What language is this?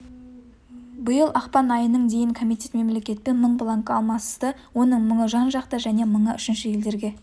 Kazakh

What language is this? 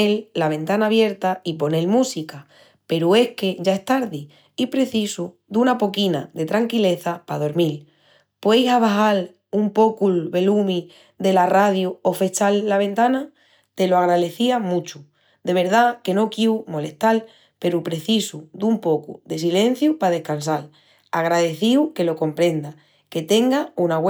Extremaduran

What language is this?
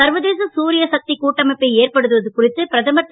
Tamil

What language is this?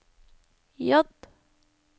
Norwegian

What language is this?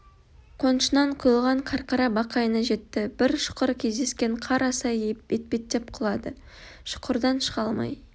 Kazakh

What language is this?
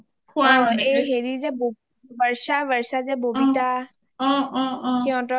Assamese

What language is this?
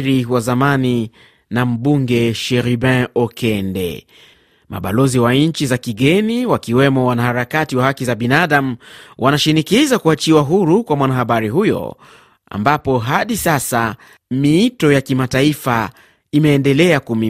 Swahili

